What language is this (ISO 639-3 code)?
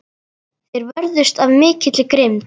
isl